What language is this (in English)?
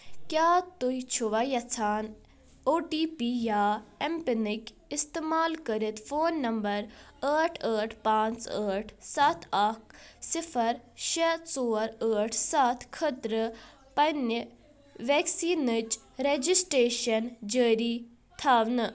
Kashmiri